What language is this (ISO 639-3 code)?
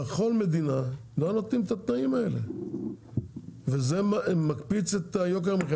heb